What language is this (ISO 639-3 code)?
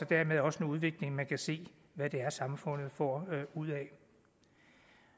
dan